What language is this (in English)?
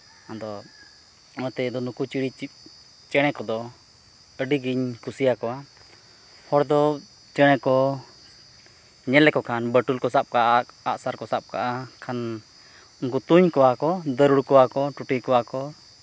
Santali